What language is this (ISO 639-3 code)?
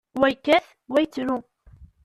kab